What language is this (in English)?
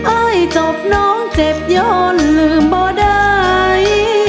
Thai